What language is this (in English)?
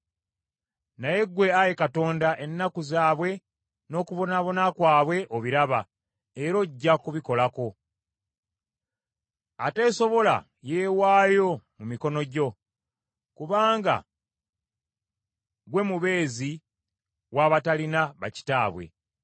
Ganda